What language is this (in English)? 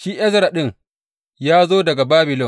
Hausa